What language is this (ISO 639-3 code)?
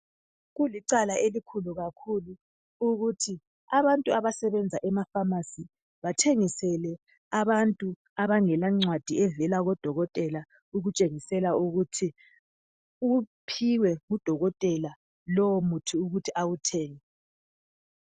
nde